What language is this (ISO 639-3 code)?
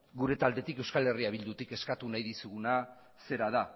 eus